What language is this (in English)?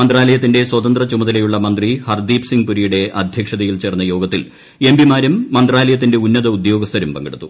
Malayalam